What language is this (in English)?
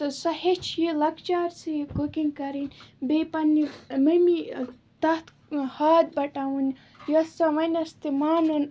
Kashmiri